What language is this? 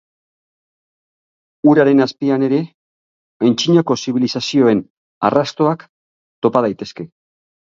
Basque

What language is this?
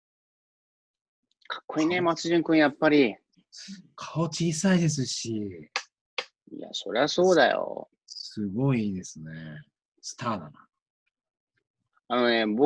Japanese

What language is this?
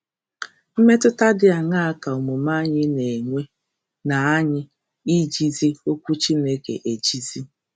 Igbo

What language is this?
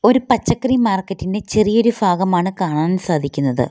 Malayalam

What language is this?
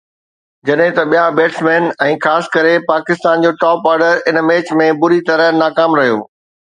Sindhi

